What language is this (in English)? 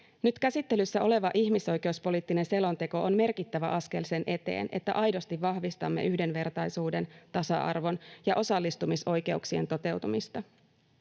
Finnish